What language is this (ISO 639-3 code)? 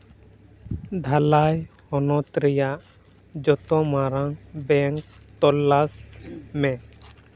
sat